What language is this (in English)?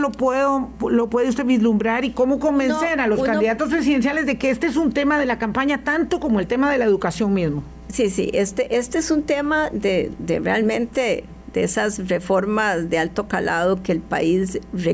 Spanish